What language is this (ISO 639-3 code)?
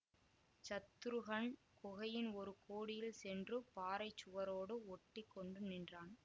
tam